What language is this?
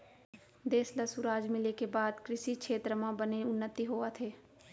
Chhattisgarhi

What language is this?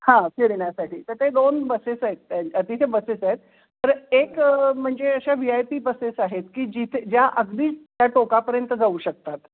Marathi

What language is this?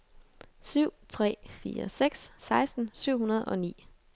Danish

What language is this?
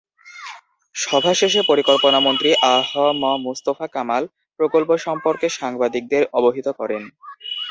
Bangla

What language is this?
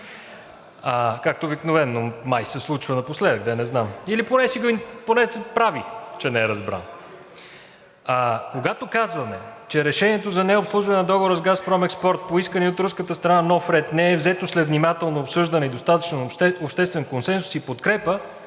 Bulgarian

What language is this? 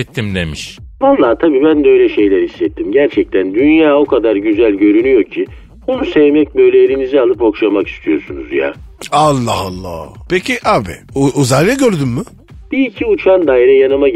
Turkish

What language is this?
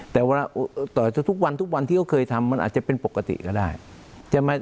Thai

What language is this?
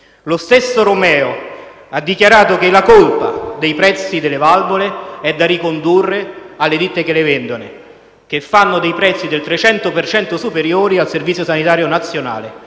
Italian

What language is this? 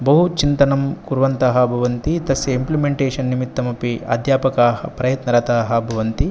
Sanskrit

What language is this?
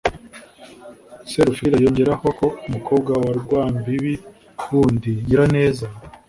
Kinyarwanda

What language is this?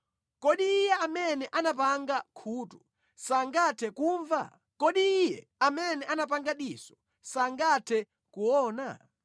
Nyanja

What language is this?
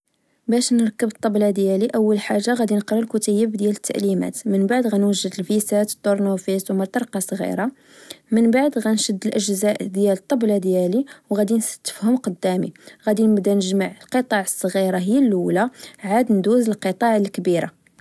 Moroccan Arabic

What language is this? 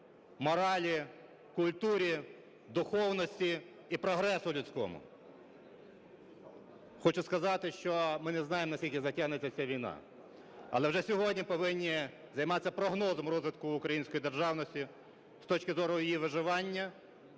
Ukrainian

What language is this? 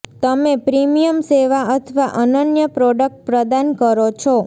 Gujarati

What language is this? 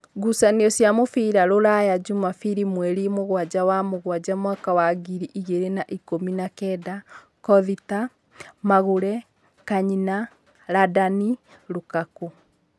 Kikuyu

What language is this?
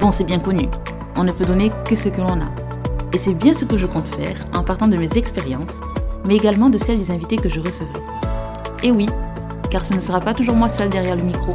French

